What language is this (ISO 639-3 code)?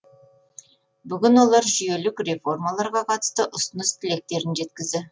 kaz